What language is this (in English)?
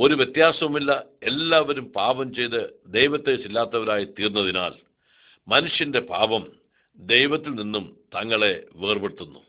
Arabic